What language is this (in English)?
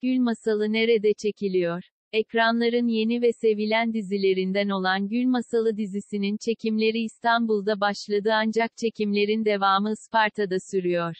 Turkish